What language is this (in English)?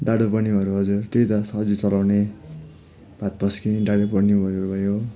Nepali